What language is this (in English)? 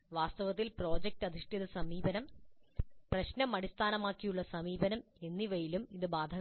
Malayalam